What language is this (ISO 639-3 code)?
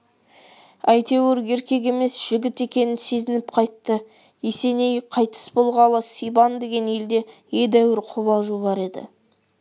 kaz